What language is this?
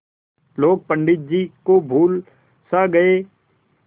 Hindi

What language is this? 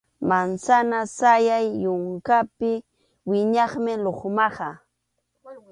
Arequipa-La Unión Quechua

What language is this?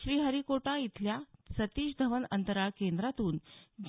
Marathi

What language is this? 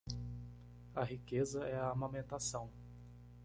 Portuguese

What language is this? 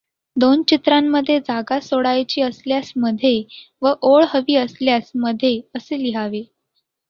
Marathi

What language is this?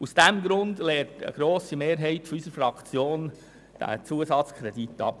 Swiss German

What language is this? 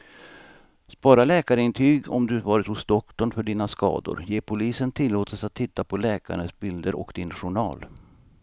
Swedish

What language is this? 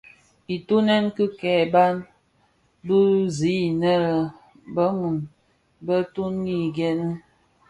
Bafia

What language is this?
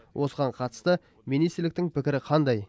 Kazakh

